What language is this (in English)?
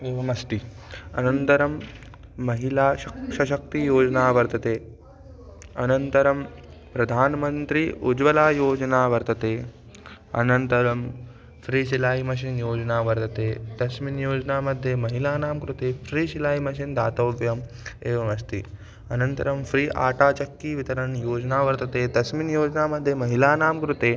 Sanskrit